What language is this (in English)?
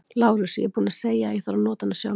Icelandic